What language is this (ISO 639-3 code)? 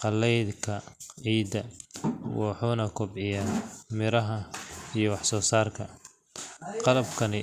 som